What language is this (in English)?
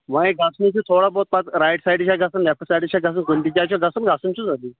Kashmiri